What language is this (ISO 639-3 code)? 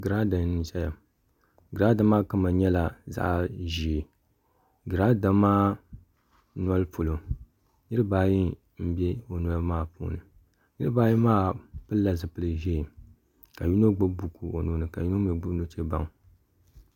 dag